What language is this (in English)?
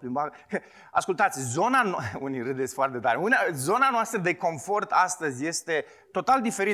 Romanian